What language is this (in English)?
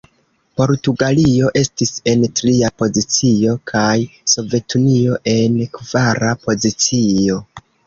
Esperanto